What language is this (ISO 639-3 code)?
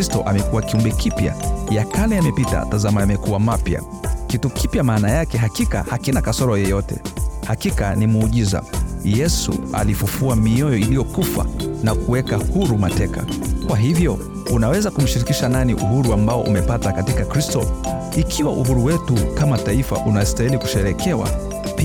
swa